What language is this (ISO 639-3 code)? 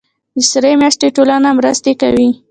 pus